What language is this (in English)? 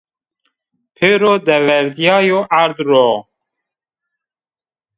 Zaza